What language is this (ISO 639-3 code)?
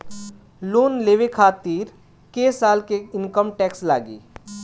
bho